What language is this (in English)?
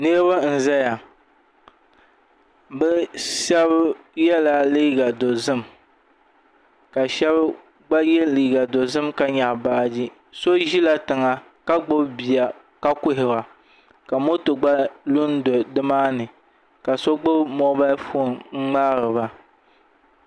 Dagbani